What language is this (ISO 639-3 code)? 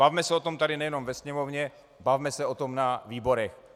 ces